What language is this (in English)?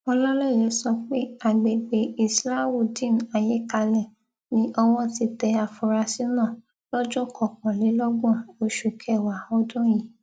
Yoruba